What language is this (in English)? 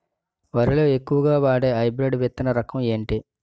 Telugu